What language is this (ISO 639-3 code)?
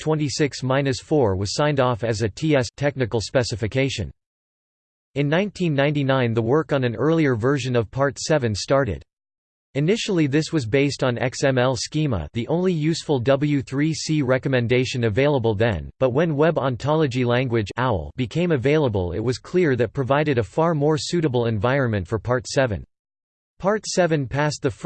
eng